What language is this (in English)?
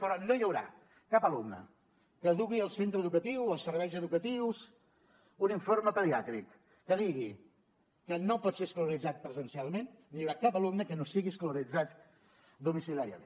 Catalan